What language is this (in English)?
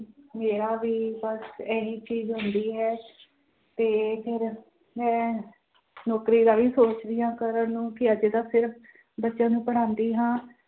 Punjabi